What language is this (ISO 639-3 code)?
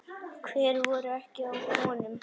isl